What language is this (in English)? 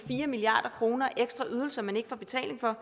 Danish